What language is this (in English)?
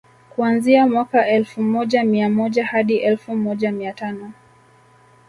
Swahili